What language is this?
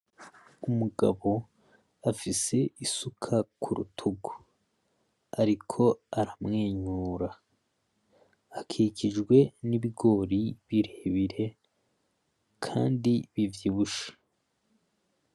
Rundi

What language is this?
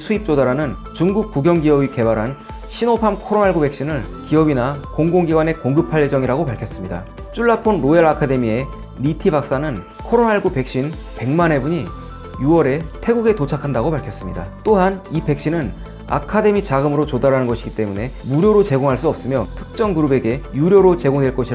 Korean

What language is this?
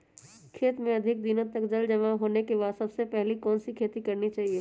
Magahi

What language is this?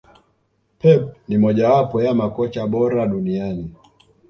Swahili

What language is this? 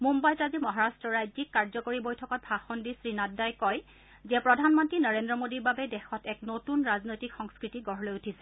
Assamese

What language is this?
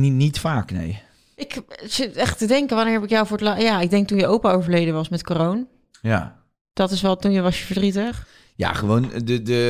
Dutch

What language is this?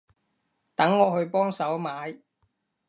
Cantonese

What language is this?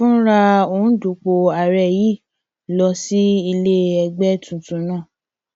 Yoruba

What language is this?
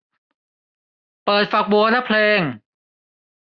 Thai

